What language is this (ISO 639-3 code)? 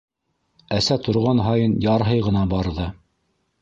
bak